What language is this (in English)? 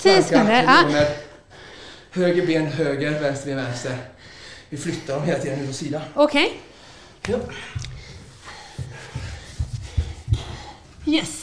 Swedish